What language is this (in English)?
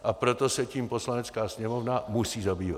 Czech